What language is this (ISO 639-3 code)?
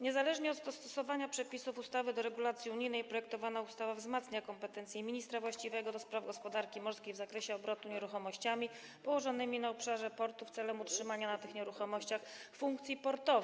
pol